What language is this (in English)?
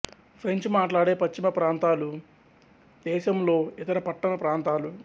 Telugu